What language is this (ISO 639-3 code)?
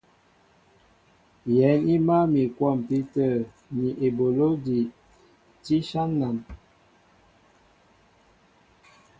mbo